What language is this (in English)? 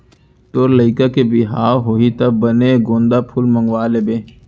Chhattisgarhi